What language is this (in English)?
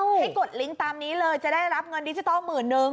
Thai